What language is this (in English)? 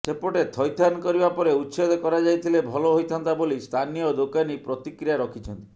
Odia